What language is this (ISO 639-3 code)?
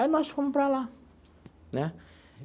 por